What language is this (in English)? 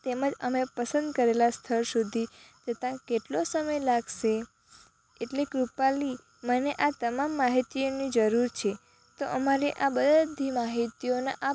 Gujarati